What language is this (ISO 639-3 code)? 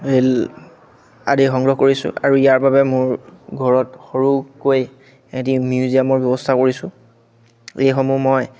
asm